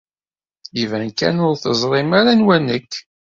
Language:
Kabyle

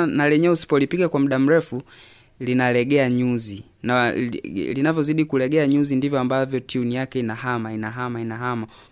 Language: Swahili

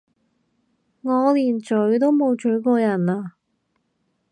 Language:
Cantonese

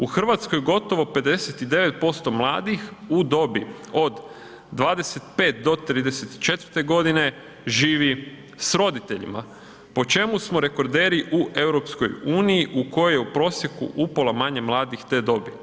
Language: Croatian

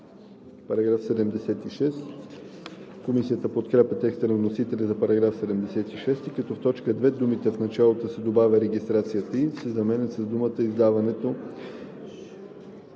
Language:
Bulgarian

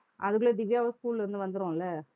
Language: Tamil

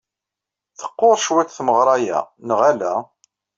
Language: Kabyle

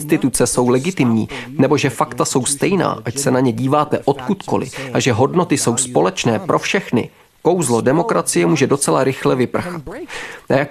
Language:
Czech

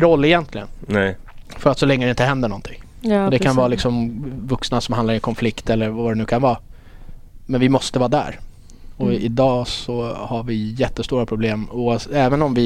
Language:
Swedish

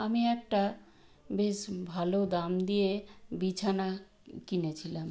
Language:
Bangla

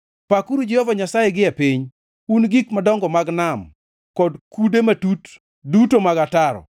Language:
Luo (Kenya and Tanzania)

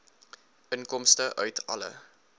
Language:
Afrikaans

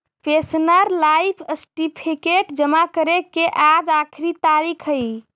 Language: Magahi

